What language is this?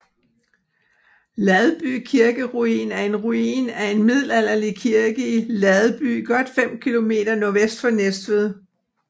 Danish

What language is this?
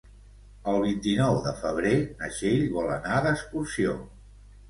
Catalan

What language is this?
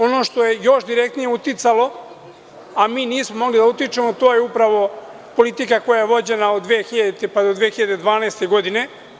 Serbian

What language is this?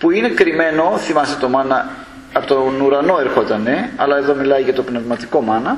Greek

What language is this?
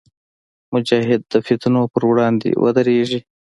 Pashto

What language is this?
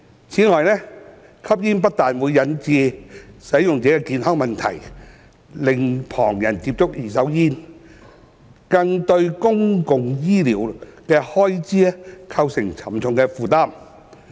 Cantonese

